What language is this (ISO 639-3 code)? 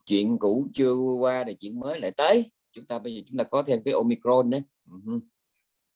vie